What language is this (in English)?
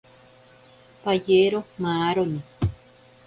Ashéninka Perené